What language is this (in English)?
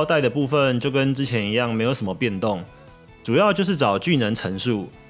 Chinese